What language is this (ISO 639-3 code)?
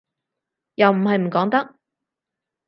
yue